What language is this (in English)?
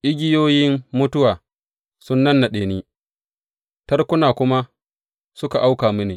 Hausa